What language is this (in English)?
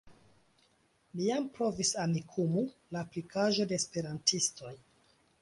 Esperanto